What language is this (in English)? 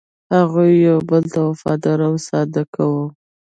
Pashto